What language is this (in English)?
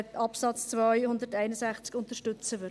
Swiss German